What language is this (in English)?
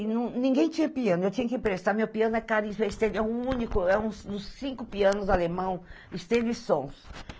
Portuguese